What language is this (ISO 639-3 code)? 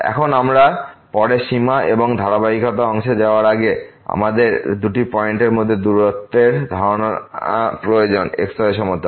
ben